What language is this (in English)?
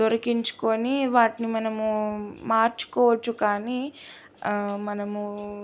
Telugu